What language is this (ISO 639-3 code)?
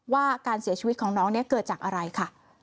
tha